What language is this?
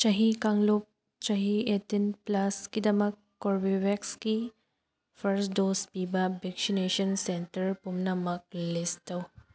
Manipuri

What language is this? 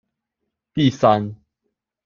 Chinese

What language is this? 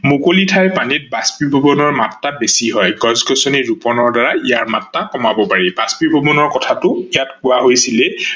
Assamese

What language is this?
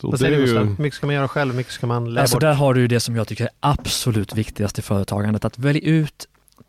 Swedish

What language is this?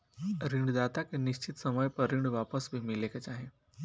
Bhojpuri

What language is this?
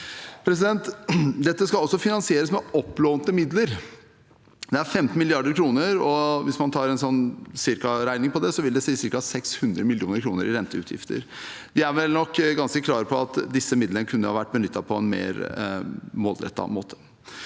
Norwegian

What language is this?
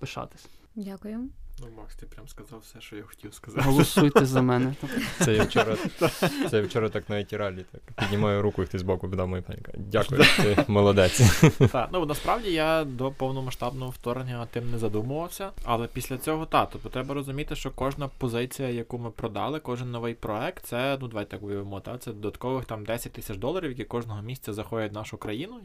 Ukrainian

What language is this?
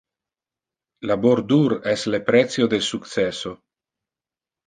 Interlingua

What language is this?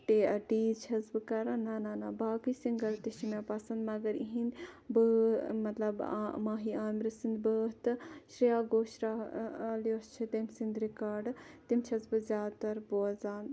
Kashmiri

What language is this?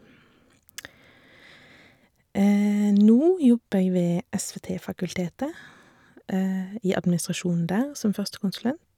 Norwegian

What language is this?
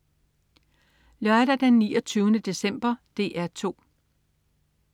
Danish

